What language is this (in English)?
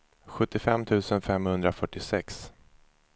Swedish